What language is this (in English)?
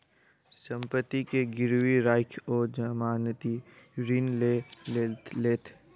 Maithili